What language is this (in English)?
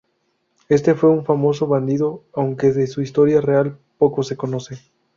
Spanish